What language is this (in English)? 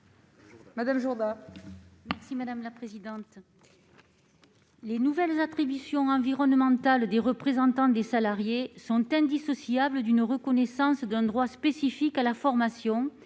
French